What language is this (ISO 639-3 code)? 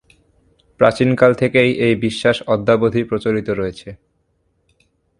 ben